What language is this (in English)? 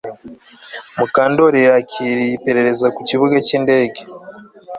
Kinyarwanda